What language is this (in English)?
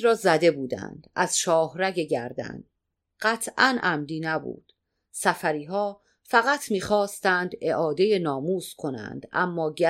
Persian